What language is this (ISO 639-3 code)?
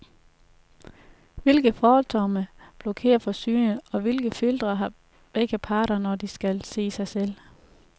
dan